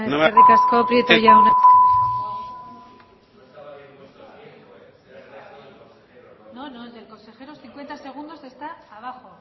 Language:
Basque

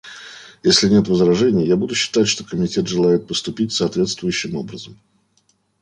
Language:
Russian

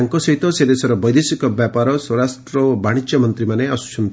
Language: Odia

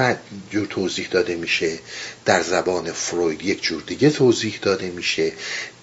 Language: Persian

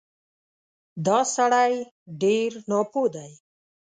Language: Pashto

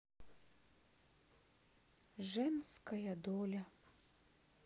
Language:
Russian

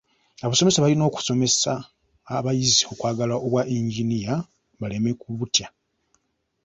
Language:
Ganda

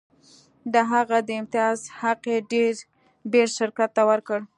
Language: Pashto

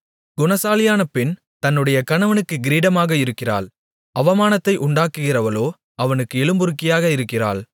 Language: Tamil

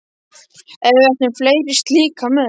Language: Icelandic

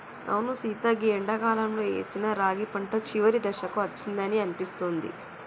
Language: Telugu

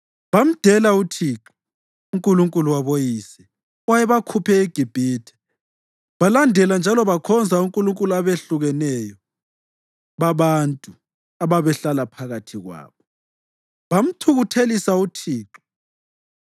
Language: North Ndebele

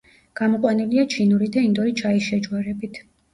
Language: Georgian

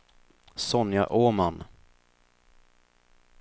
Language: Swedish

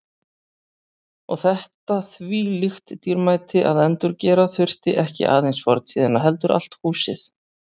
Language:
Icelandic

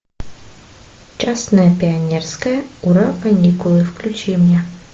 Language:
Russian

